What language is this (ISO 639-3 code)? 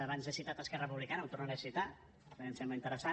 cat